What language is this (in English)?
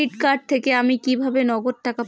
Bangla